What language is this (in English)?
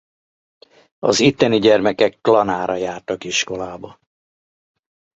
Hungarian